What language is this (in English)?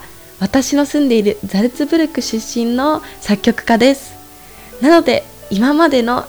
Japanese